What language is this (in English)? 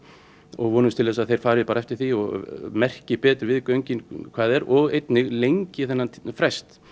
Icelandic